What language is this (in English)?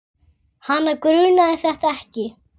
Icelandic